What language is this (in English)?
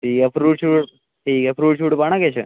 Dogri